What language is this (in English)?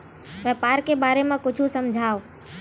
Chhattisgarhi